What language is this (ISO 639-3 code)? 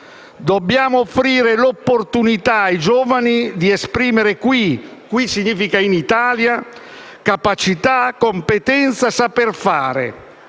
ita